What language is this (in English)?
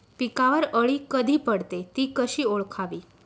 Marathi